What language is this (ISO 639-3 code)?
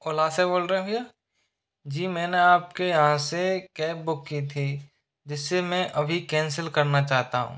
hin